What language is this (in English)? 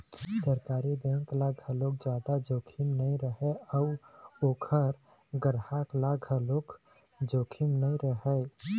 Chhattisgarhi